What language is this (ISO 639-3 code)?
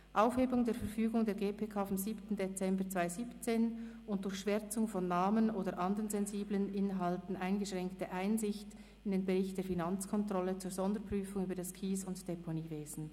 gsw